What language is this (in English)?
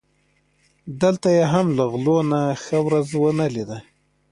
Pashto